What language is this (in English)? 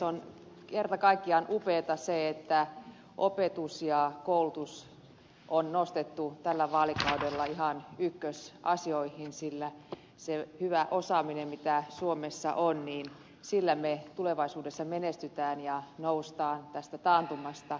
Finnish